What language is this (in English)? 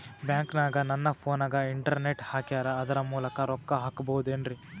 Kannada